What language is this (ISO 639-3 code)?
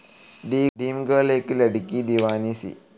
mal